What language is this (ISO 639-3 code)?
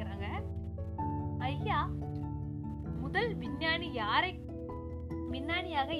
tam